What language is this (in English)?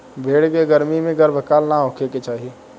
Bhojpuri